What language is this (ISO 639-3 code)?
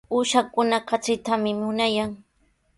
qws